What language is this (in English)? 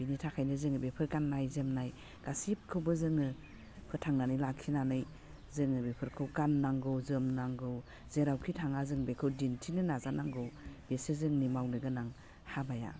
Bodo